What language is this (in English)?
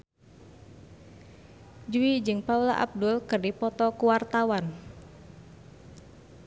Sundanese